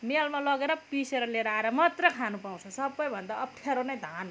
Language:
Nepali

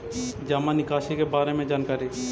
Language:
Magahi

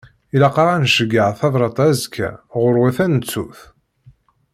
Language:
Kabyle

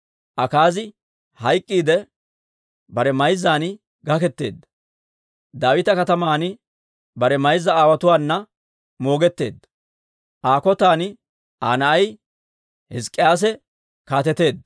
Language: Dawro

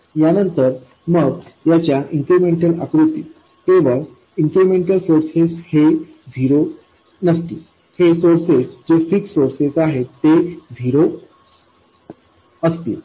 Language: Marathi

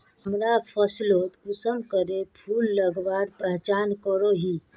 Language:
Magahi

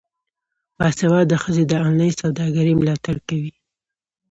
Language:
Pashto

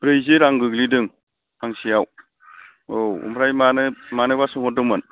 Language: Bodo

